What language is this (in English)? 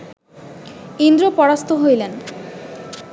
Bangla